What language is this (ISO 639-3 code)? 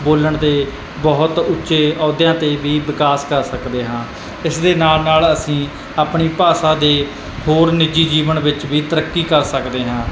pan